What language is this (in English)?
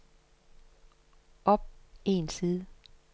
Danish